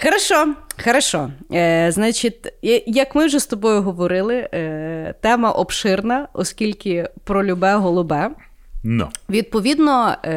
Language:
Ukrainian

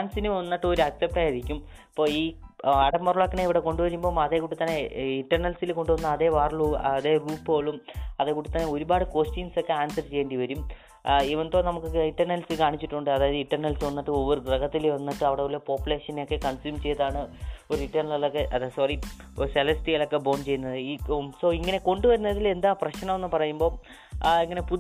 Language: Malayalam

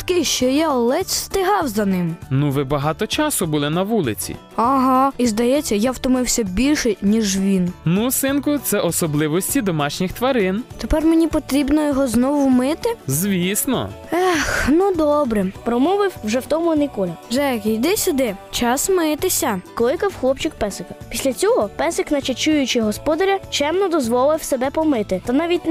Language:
Ukrainian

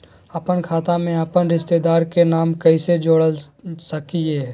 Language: Magahi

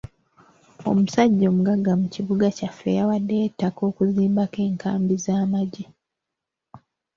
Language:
Ganda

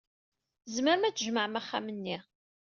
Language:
Kabyle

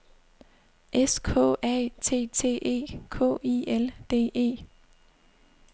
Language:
Danish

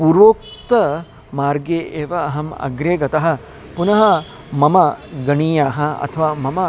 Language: Sanskrit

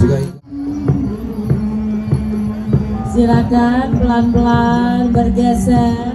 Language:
Indonesian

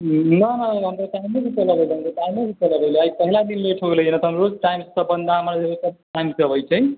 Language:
Maithili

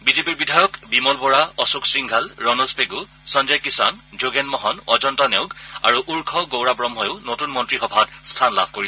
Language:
Assamese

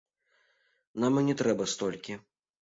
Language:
Belarusian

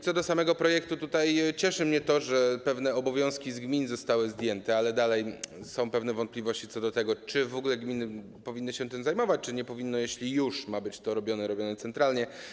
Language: Polish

